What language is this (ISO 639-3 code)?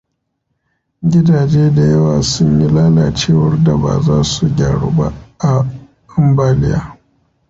hau